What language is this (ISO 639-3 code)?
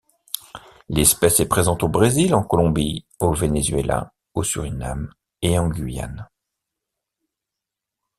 fra